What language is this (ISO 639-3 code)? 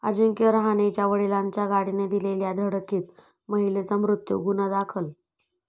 mar